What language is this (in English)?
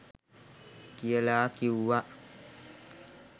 Sinhala